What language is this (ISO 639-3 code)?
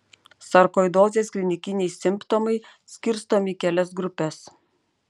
lit